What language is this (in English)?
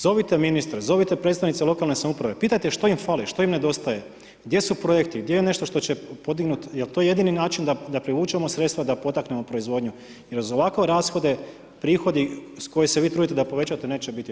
Croatian